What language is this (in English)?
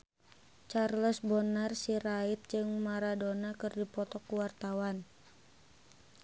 Sundanese